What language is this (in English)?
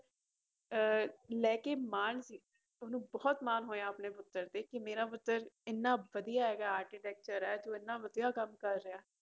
Punjabi